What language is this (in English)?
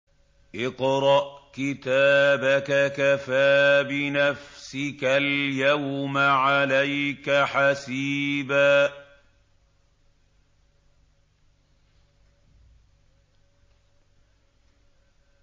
Arabic